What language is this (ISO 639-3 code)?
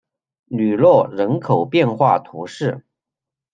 zho